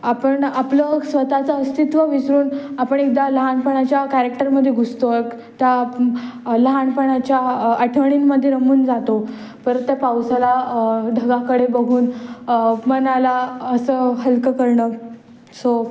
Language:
Marathi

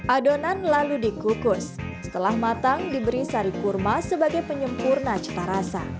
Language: Indonesian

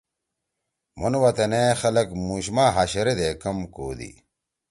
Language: Torwali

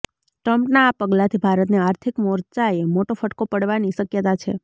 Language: Gujarati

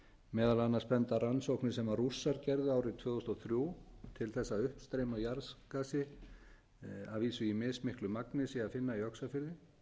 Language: Icelandic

